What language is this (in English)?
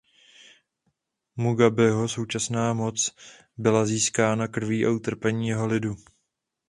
Czech